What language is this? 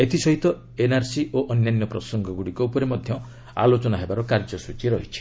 Odia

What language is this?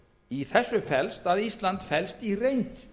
Icelandic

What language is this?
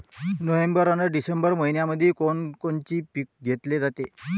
Marathi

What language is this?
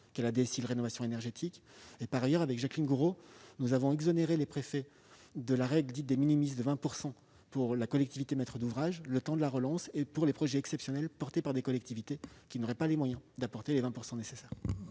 French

